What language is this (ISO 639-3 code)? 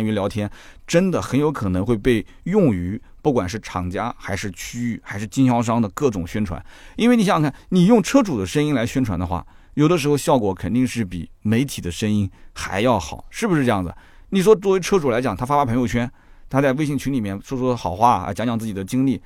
zho